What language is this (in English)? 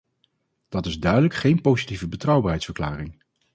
Dutch